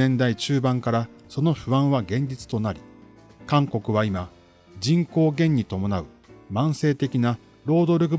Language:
Japanese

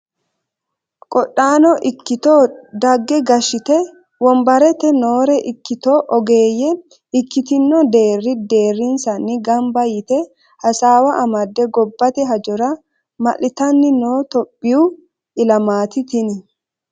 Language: Sidamo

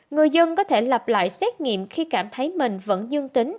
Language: Vietnamese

